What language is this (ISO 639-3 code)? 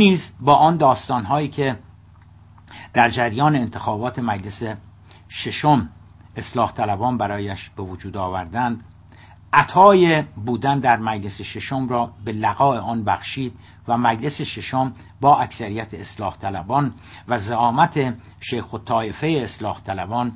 fas